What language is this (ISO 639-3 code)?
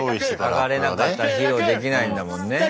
jpn